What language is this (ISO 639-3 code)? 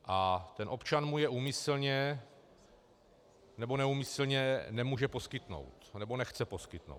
ces